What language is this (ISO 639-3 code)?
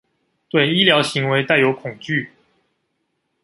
zho